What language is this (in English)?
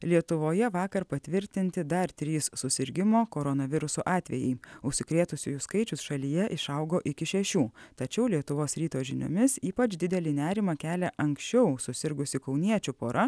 Lithuanian